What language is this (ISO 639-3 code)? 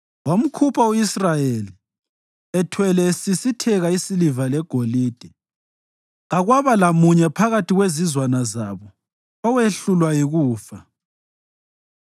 nde